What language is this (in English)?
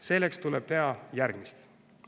Estonian